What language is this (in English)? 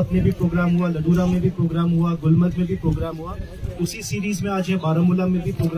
Hindi